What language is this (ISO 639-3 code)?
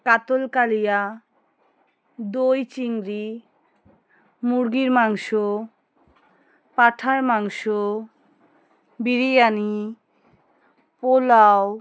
ben